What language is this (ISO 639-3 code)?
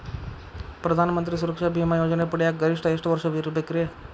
kan